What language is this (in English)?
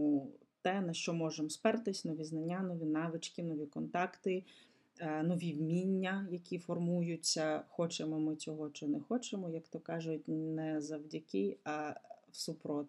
Ukrainian